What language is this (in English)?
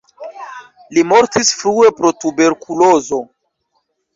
Esperanto